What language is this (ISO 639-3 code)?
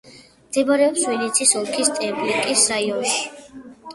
kat